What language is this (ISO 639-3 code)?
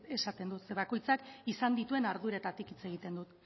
eus